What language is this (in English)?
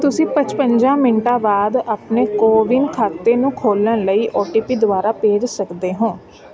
Punjabi